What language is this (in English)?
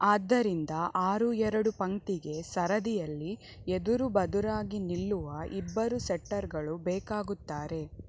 Kannada